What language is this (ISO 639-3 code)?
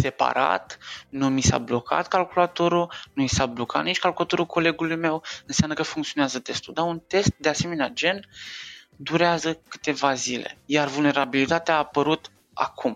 ron